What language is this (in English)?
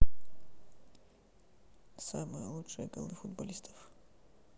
Russian